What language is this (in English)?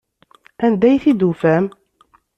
Kabyle